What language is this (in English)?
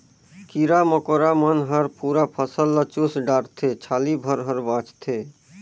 Chhattisgarhi